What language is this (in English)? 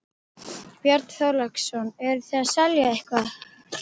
Icelandic